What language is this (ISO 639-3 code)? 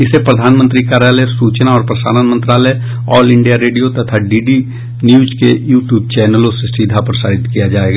hin